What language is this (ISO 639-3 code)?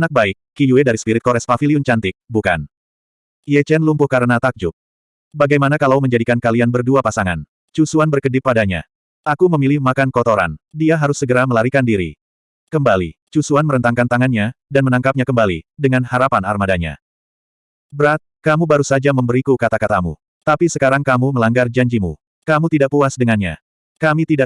ind